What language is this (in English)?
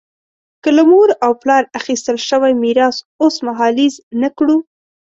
Pashto